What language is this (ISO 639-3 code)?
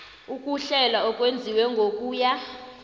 nbl